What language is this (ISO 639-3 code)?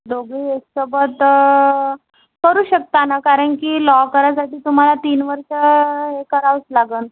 mar